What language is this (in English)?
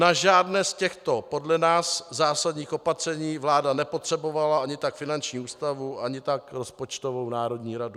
Czech